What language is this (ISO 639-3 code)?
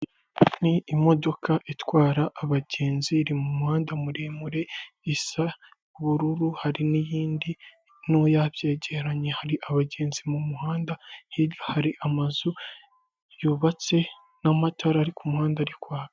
kin